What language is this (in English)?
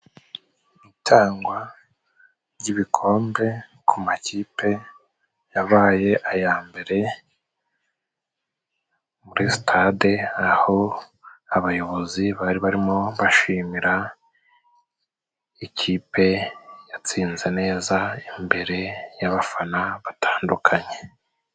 Kinyarwanda